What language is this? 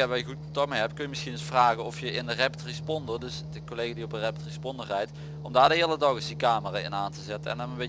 Dutch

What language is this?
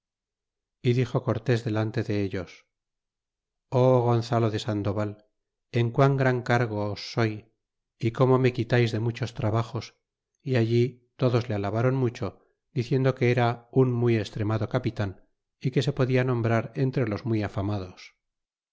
Spanish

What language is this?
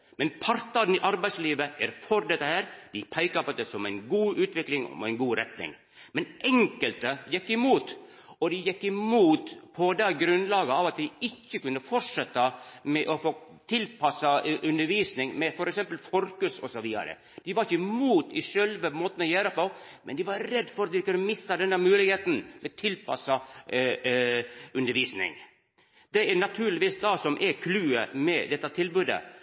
Norwegian Nynorsk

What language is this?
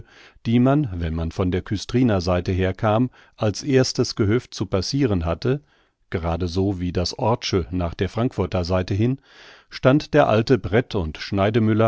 German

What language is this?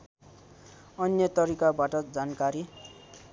Nepali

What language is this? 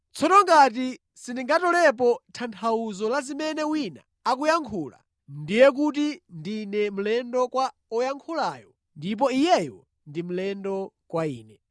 Nyanja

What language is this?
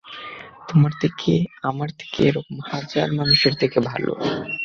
Bangla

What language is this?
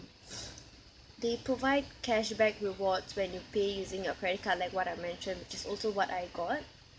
English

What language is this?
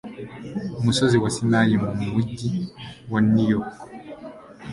Kinyarwanda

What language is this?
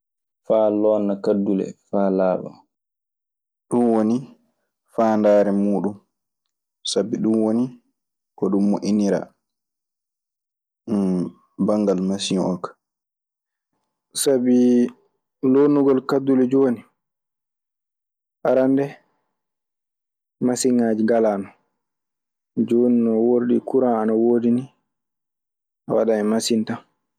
Maasina Fulfulde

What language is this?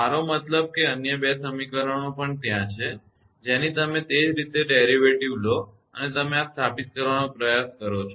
Gujarati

